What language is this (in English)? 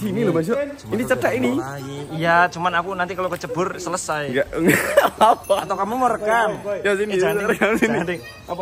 Indonesian